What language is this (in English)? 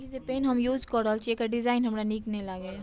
Maithili